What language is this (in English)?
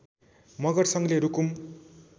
Nepali